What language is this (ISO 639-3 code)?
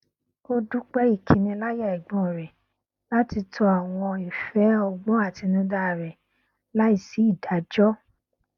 yor